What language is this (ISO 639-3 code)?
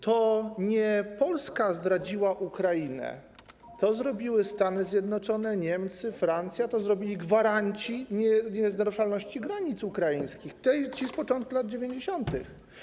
pol